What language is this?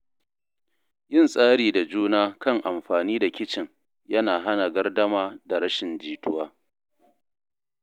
Hausa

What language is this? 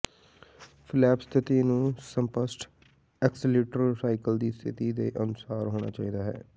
Punjabi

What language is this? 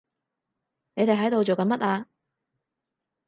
Cantonese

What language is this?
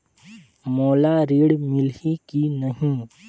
Chhattisgarhi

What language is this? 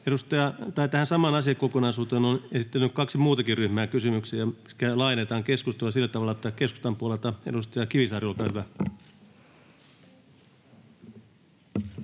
Finnish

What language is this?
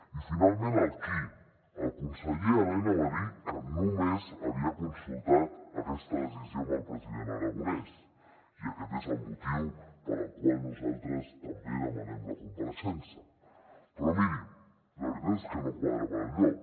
Catalan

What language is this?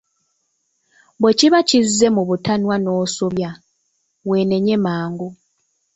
Ganda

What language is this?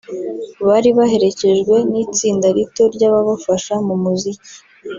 Kinyarwanda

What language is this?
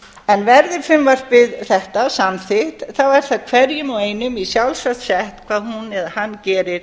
Icelandic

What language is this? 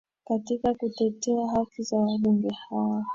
Swahili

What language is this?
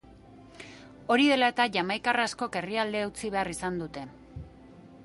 Basque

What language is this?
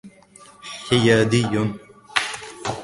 Arabic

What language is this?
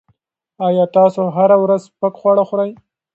Pashto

